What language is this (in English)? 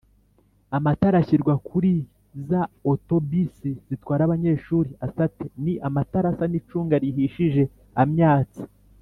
Kinyarwanda